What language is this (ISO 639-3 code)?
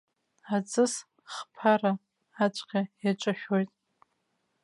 abk